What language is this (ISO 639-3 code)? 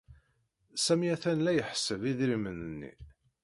kab